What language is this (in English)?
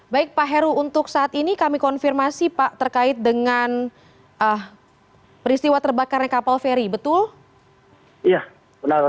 Indonesian